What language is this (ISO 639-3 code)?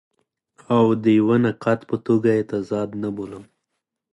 pus